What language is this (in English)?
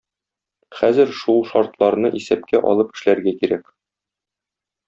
Tatar